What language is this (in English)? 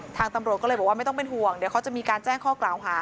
Thai